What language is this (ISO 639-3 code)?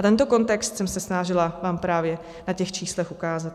ces